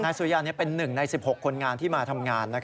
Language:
Thai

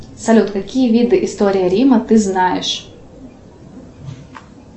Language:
Russian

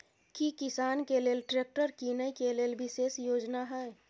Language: Maithili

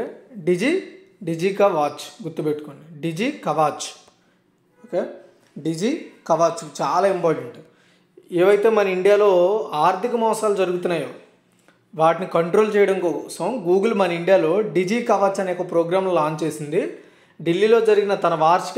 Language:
Hindi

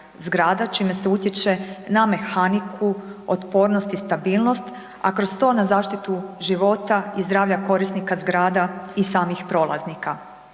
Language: Croatian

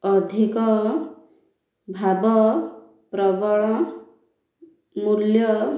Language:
Odia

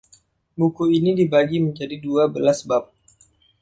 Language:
Indonesian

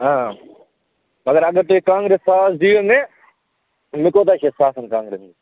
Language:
Kashmiri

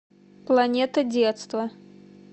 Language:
Russian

